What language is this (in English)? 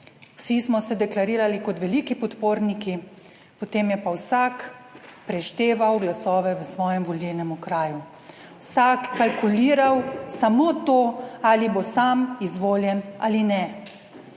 Slovenian